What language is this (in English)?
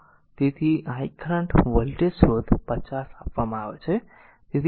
Gujarati